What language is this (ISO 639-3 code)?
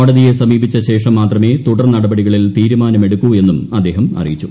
mal